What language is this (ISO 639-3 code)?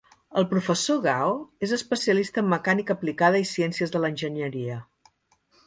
cat